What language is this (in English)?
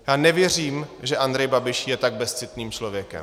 Czech